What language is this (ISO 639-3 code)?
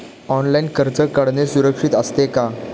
mar